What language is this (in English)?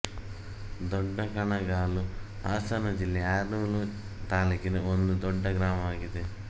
Kannada